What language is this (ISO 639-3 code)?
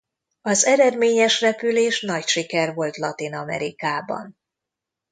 hun